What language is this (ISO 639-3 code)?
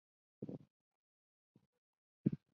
zho